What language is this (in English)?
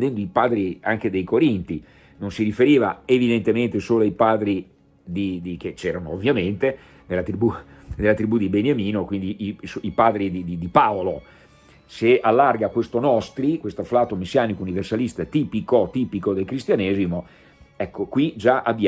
Italian